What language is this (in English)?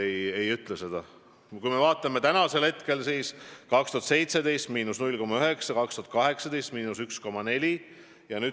Estonian